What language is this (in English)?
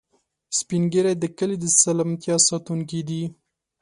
Pashto